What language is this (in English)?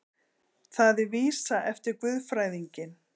Icelandic